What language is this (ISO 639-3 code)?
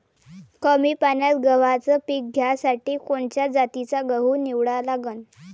mar